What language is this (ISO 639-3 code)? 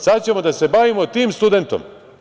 srp